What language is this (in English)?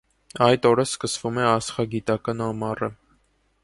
Armenian